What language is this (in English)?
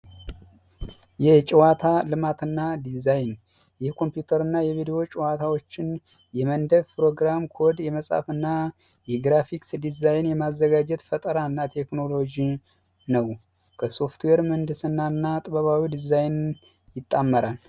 Amharic